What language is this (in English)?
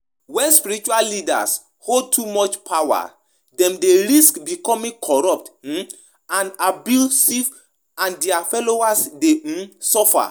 Nigerian Pidgin